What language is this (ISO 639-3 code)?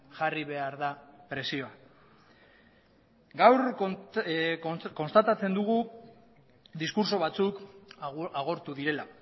eus